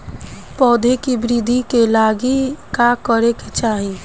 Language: Bhojpuri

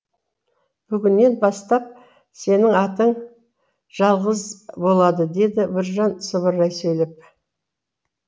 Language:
Kazakh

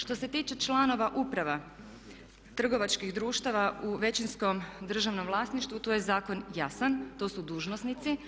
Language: Croatian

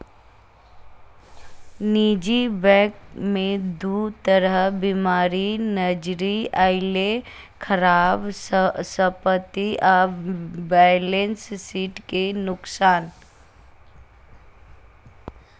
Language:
Maithili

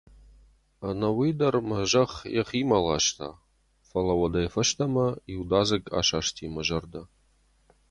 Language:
Ossetic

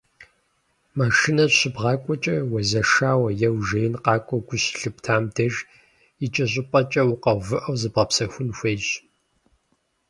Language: Kabardian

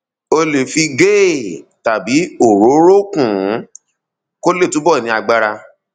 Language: Yoruba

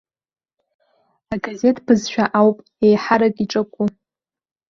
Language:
Abkhazian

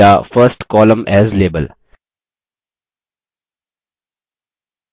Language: Hindi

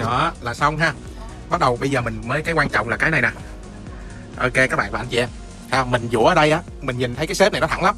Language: Vietnamese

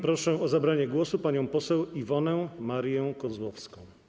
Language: Polish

